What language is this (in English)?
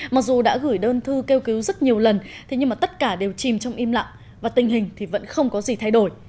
Vietnamese